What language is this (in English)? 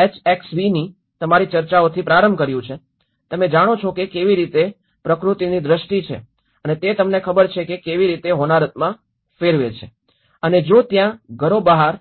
Gujarati